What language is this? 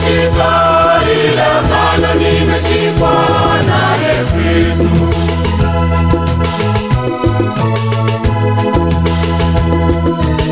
Romanian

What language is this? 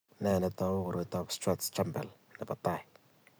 Kalenjin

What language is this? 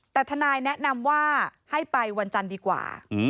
Thai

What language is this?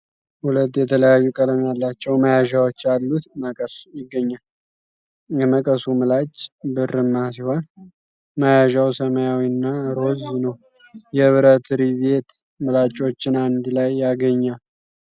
Amharic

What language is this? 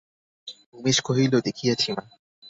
Bangla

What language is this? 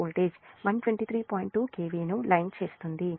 Telugu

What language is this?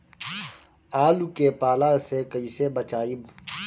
Bhojpuri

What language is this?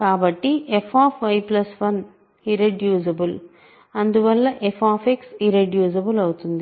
Telugu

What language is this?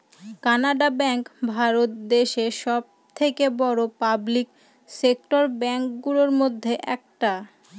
Bangla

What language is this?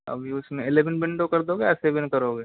Hindi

